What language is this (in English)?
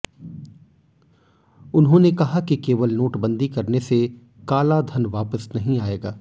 Hindi